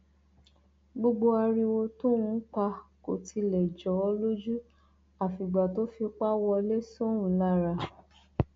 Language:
Yoruba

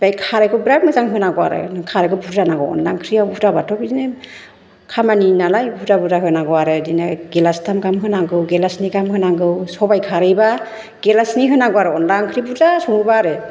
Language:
Bodo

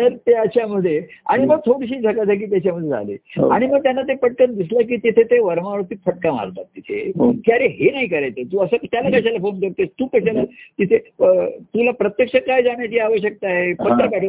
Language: Marathi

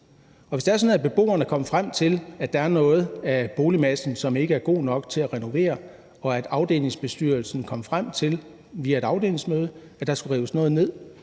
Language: Danish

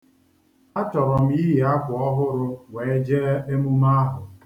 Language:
Igbo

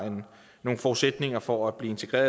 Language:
Danish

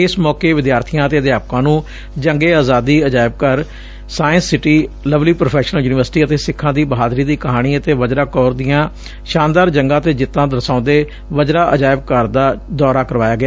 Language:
Punjabi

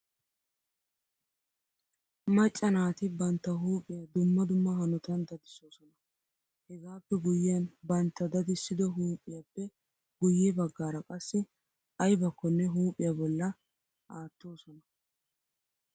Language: Wolaytta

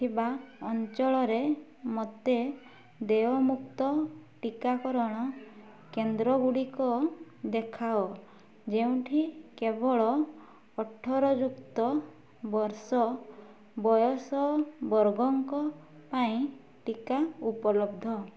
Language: Odia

